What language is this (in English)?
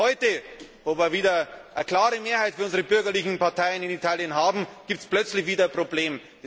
German